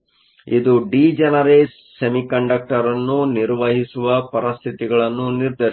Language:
Kannada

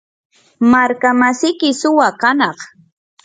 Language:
Yanahuanca Pasco Quechua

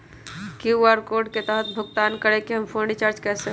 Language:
Magahi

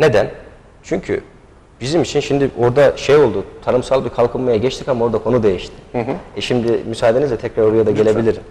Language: Turkish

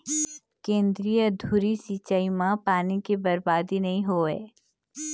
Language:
Chhattisgarhi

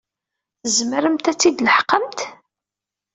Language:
Kabyle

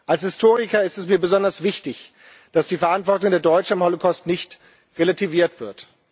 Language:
German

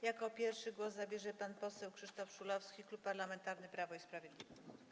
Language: Polish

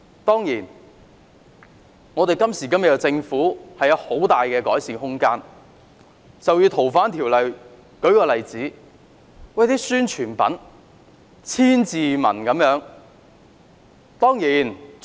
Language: Cantonese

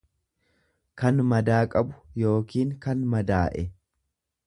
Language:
Oromo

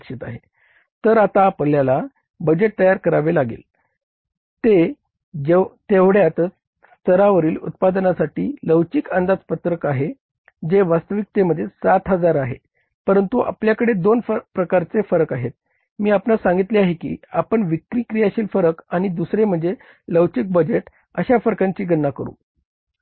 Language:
Marathi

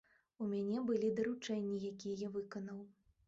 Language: Belarusian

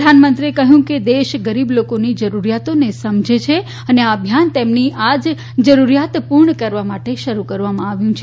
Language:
Gujarati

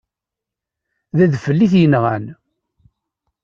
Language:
Kabyle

